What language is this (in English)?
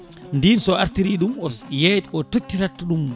Fula